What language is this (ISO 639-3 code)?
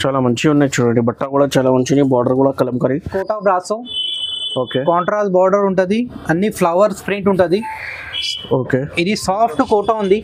tel